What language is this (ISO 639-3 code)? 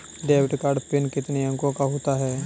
hin